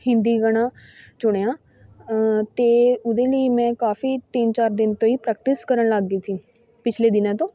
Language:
Punjabi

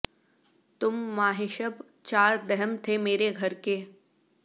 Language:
Urdu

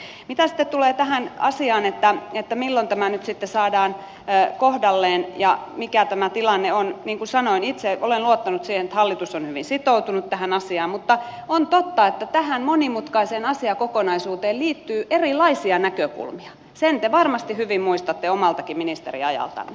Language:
Finnish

